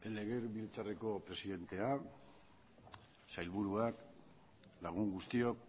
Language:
Basque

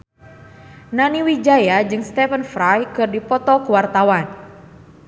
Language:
Sundanese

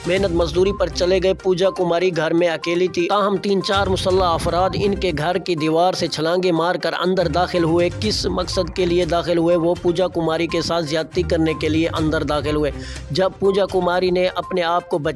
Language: Hindi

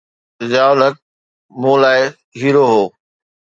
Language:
Sindhi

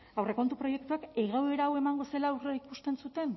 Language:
Basque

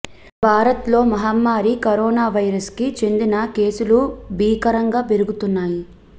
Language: Telugu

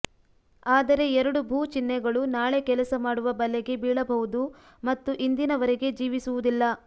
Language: Kannada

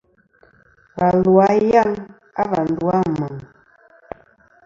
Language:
Kom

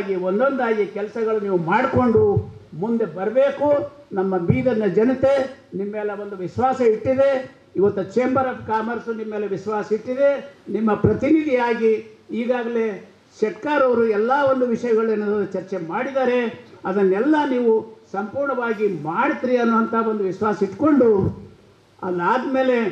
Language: Kannada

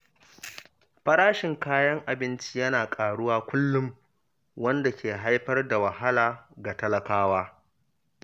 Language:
Hausa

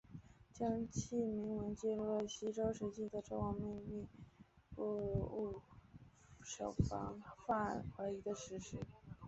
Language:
Chinese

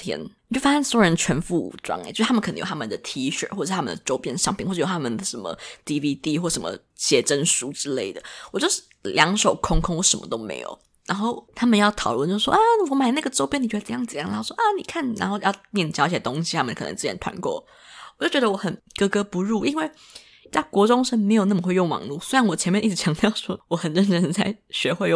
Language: Chinese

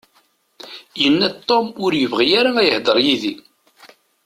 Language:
Kabyle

